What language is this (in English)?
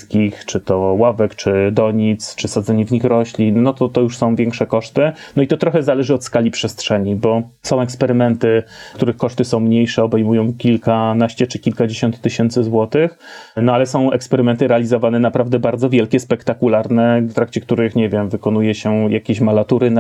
Polish